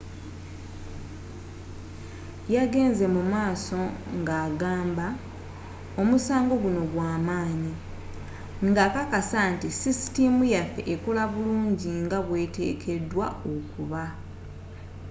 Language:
Ganda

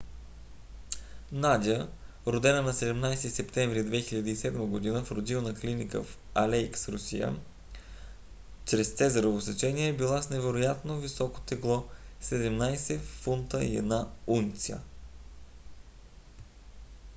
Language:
Bulgarian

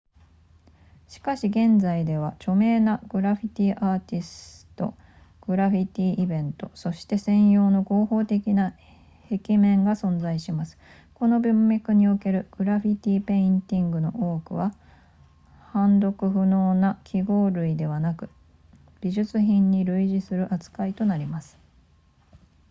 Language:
Japanese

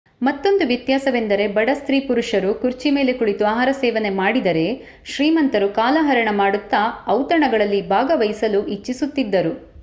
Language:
Kannada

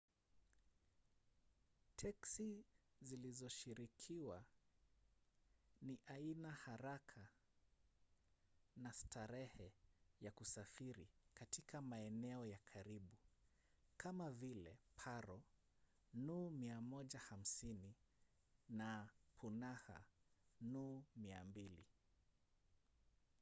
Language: Swahili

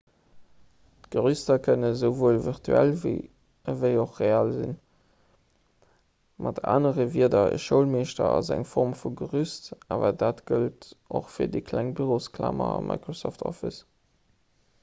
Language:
Luxembourgish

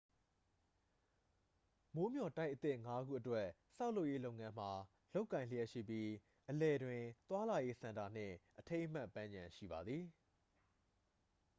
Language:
Burmese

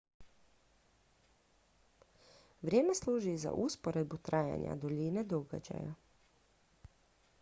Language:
Croatian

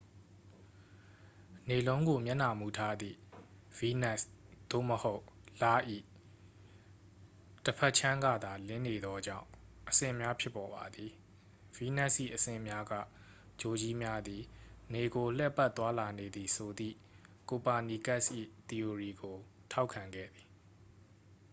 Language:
Burmese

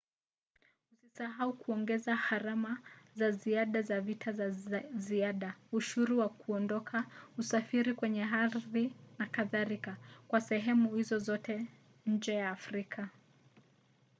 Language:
Swahili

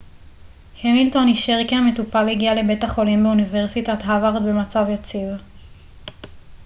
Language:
Hebrew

